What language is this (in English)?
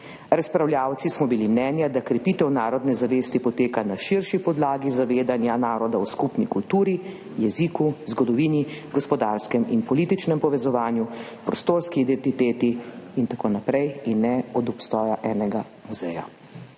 Slovenian